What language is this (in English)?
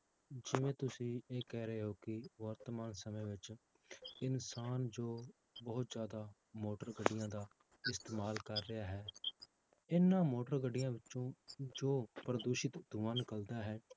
Punjabi